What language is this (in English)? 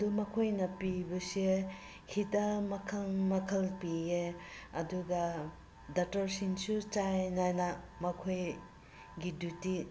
Manipuri